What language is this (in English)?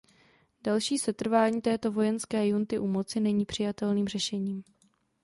Czech